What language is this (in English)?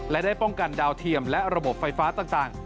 Thai